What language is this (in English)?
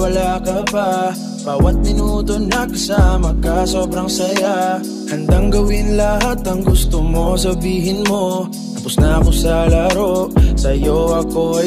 Vietnamese